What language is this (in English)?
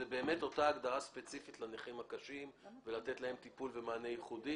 Hebrew